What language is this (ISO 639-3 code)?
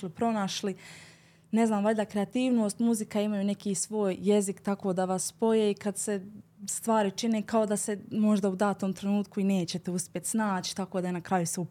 hrv